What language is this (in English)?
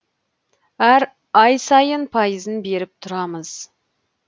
Kazakh